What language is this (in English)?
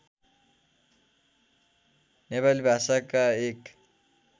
Nepali